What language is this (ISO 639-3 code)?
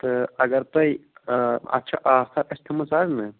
kas